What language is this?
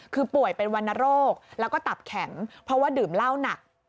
Thai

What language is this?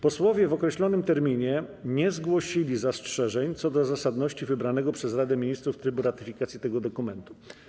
Polish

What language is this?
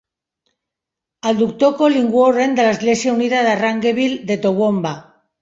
Catalan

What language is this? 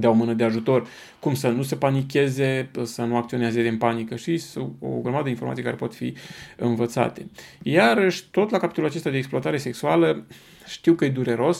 Romanian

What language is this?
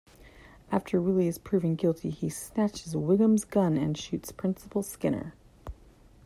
English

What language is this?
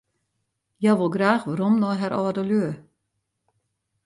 Western Frisian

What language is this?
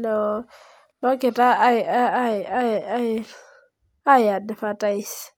Masai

